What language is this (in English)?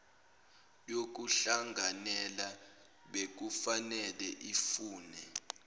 Zulu